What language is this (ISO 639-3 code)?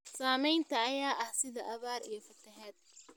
som